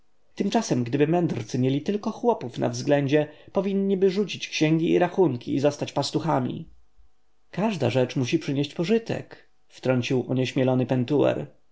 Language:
Polish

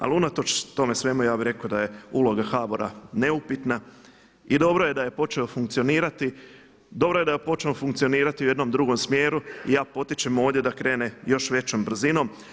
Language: Croatian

